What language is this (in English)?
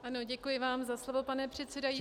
Czech